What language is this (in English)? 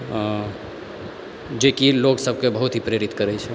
Maithili